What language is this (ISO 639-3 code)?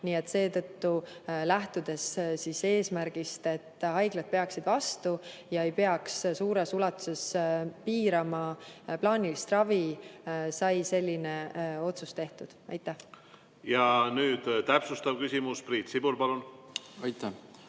est